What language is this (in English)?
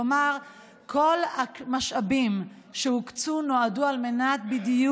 Hebrew